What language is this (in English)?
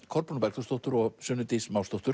Icelandic